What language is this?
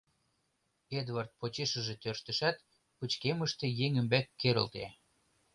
Mari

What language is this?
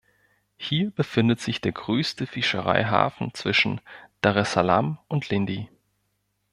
German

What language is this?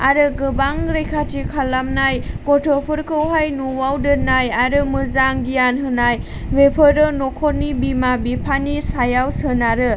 Bodo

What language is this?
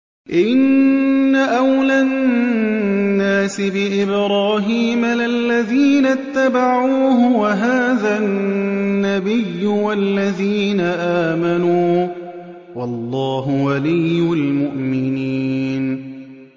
Arabic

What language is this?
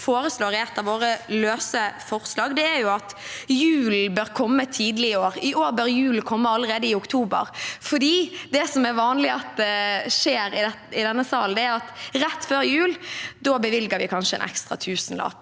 Norwegian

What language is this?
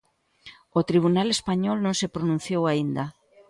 Galician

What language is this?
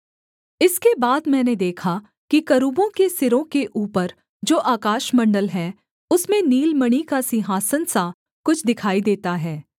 Hindi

